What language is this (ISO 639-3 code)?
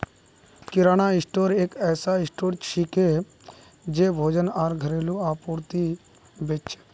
mag